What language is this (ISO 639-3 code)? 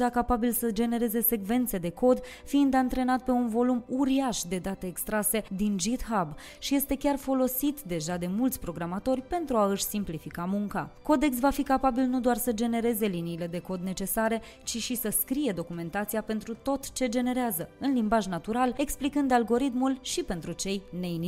ron